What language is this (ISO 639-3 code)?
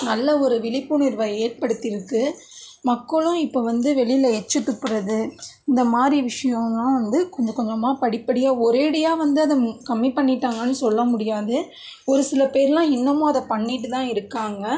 tam